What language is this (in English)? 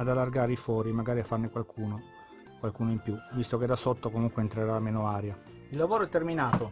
Italian